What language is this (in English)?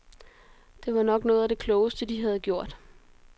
Danish